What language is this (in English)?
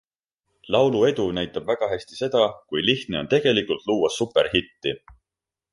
Estonian